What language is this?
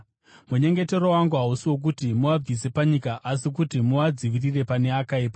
Shona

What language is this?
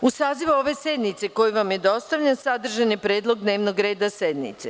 Serbian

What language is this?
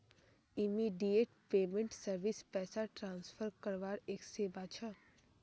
Magahi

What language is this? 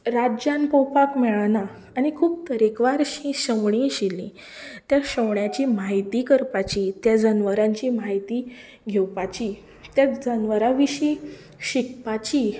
Konkani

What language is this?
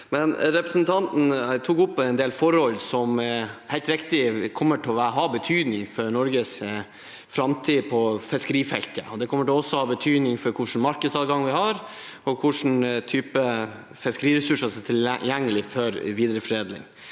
Norwegian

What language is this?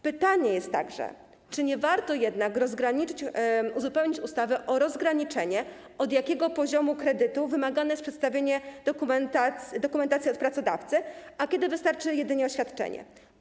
Polish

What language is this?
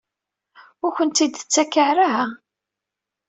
Kabyle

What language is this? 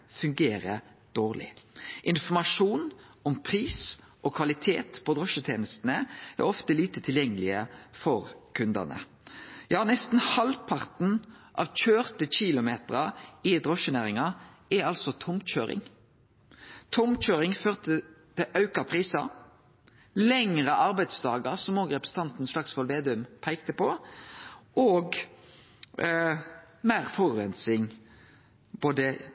Norwegian Nynorsk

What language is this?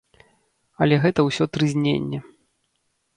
Belarusian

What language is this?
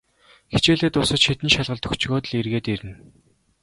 Mongolian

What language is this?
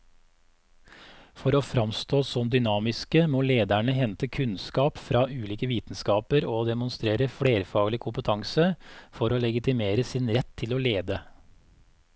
Norwegian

